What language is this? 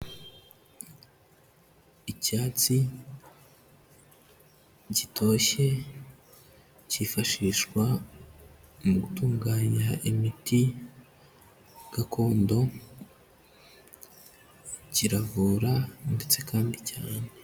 Kinyarwanda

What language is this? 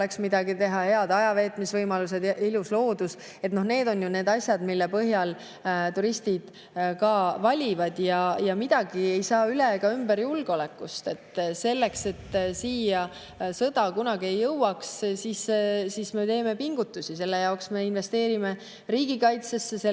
Estonian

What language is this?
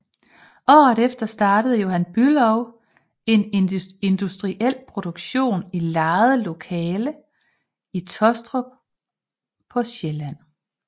Danish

